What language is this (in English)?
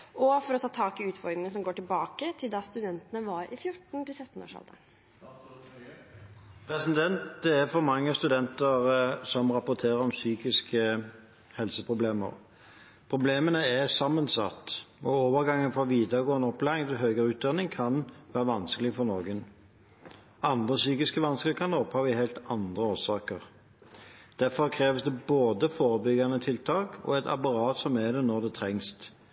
Norwegian Bokmål